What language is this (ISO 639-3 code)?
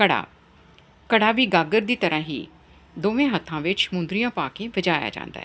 pan